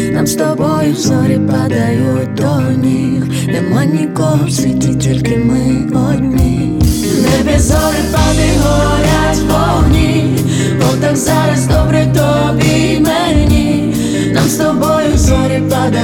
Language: Ukrainian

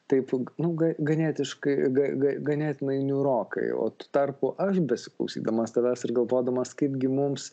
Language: Lithuanian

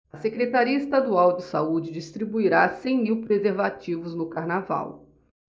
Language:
Portuguese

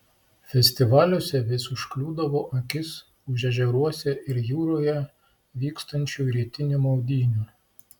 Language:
Lithuanian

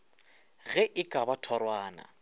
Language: Northern Sotho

